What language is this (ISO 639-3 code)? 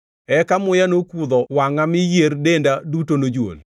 luo